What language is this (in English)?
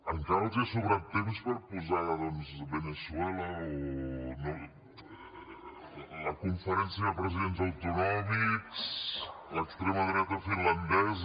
Catalan